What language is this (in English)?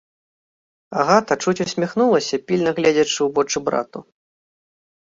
Belarusian